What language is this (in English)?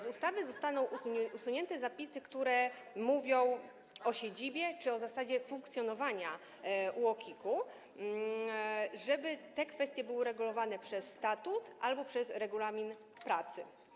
Polish